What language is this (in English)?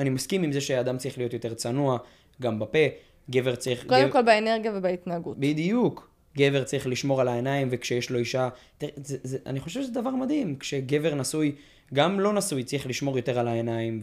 Hebrew